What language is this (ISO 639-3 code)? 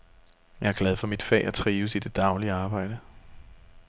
dan